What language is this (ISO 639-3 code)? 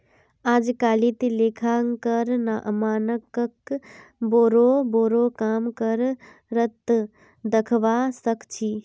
mag